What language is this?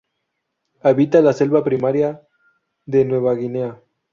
Spanish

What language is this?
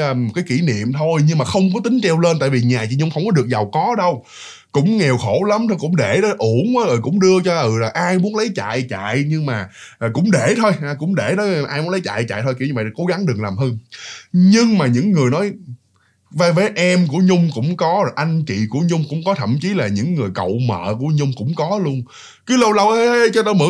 Vietnamese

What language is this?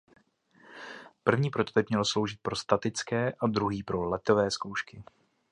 Czech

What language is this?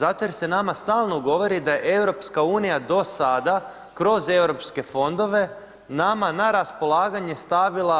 Croatian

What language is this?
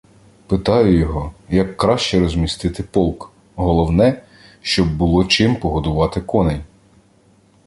Ukrainian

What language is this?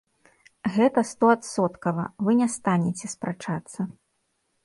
Belarusian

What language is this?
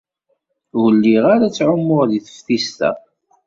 Kabyle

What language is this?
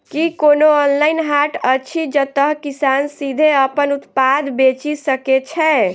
Maithili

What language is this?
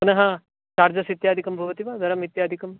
Sanskrit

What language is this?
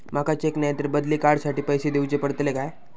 Marathi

